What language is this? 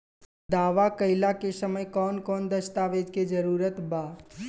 Bhojpuri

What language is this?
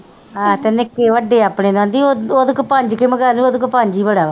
Punjabi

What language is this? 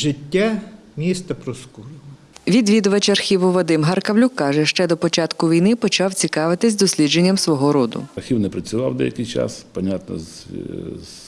Ukrainian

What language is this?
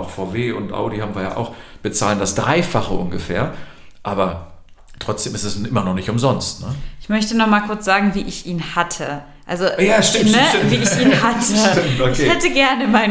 German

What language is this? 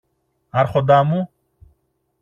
Greek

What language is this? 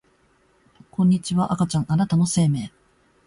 Japanese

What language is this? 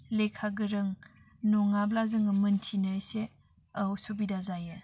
Bodo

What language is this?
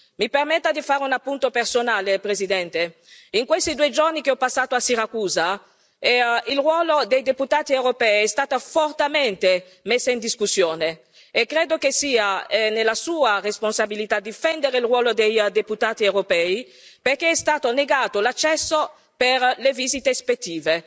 Italian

